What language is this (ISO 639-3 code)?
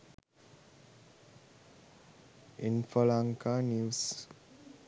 sin